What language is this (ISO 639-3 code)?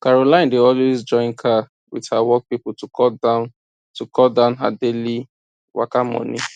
pcm